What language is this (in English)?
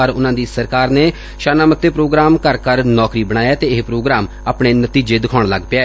Punjabi